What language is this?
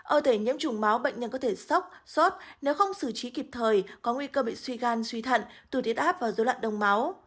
Vietnamese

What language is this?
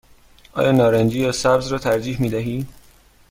Persian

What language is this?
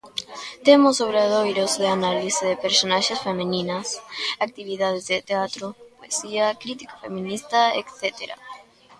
Galician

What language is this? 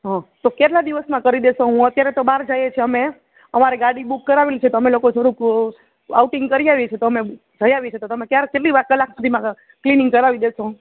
Gujarati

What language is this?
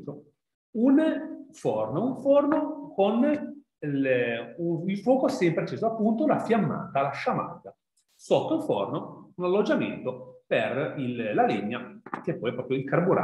Italian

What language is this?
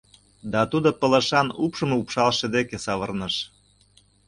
Mari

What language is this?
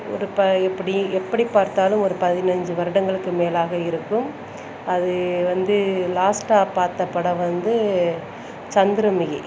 Tamil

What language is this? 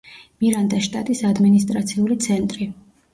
Georgian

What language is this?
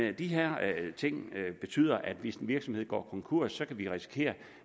Danish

